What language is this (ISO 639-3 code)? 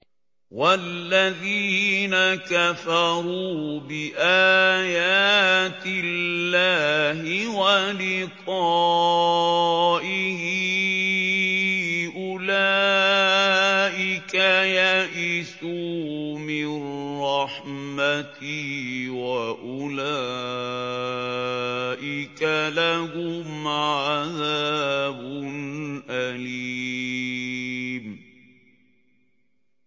ara